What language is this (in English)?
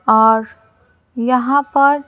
Hindi